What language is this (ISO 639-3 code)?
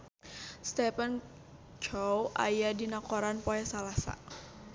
sun